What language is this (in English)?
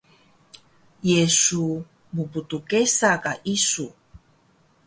Taroko